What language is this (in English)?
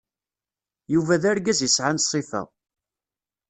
Kabyle